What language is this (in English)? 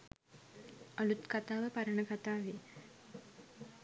Sinhala